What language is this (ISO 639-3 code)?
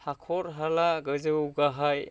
brx